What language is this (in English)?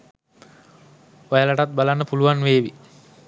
Sinhala